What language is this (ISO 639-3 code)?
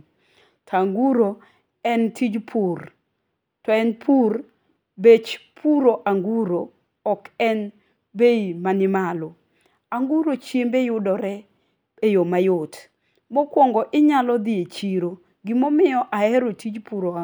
luo